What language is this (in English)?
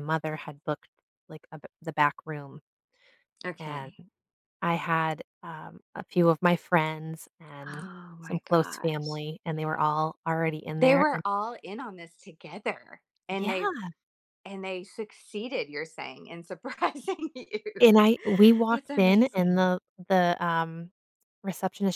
English